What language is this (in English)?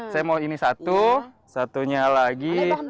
Indonesian